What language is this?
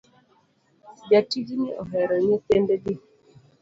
Luo (Kenya and Tanzania)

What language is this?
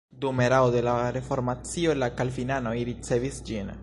Esperanto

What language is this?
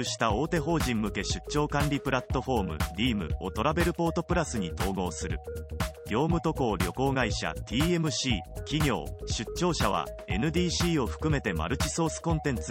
Japanese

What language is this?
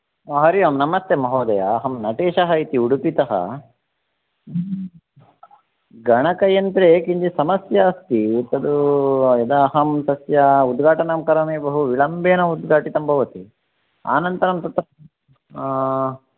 Sanskrit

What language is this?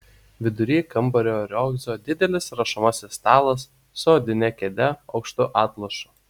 Lithuanian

